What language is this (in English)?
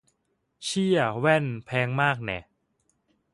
Thai